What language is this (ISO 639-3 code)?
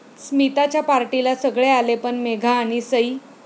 mar